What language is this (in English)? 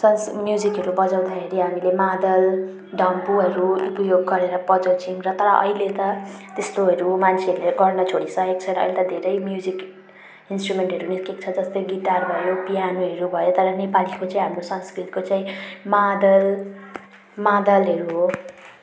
Nepali